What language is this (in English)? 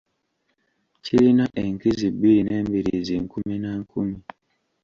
Ganda